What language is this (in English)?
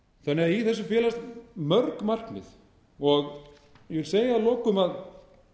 Icelandic